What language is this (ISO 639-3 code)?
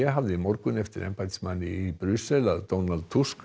isl